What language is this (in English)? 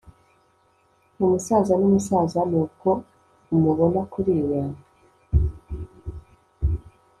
Kinyarwanda